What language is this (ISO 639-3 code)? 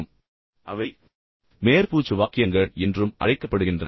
tam